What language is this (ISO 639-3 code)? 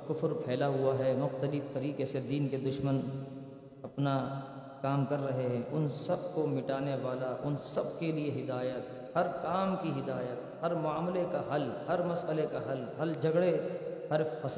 urd